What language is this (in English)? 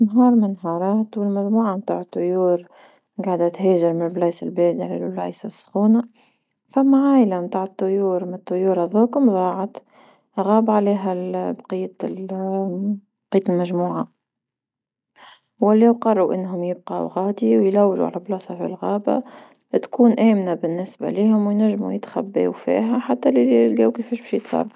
Tunisian Arabic